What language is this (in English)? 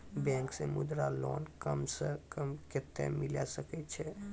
Maithili